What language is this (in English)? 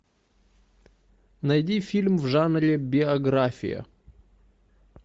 Russian